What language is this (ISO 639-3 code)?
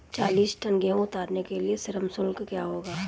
hin